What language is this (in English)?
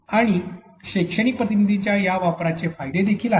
Marathi